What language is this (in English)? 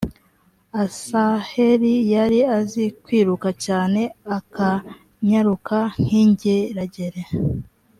Kinyarwanda